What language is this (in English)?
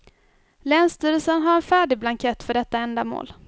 Swedish